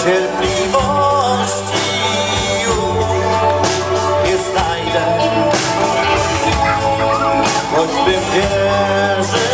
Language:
Polish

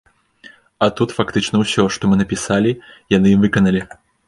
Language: Belarusian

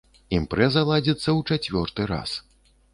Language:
Belarusian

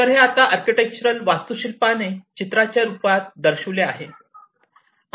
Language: Marathi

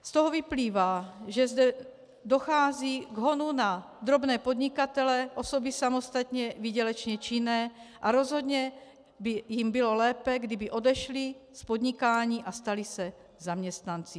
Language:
Czech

